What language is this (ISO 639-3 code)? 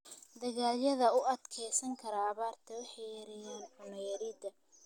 som